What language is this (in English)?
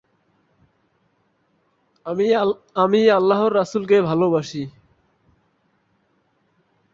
Bangla